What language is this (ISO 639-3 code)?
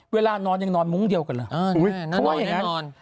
tha